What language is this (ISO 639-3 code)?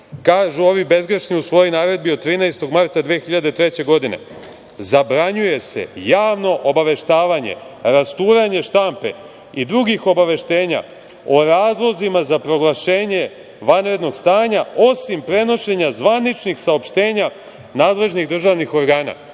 srp